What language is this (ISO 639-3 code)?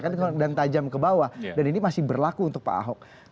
ind